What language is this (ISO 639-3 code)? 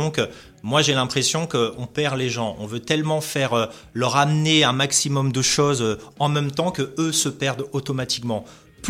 fra